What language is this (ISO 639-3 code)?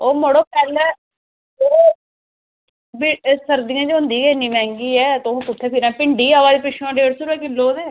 doi